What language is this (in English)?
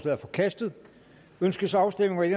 Danish